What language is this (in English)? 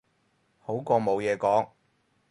Cantonese